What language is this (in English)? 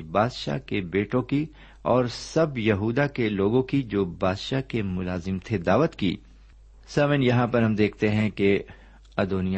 Urdu